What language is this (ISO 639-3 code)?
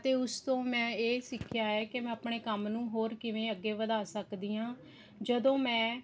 pan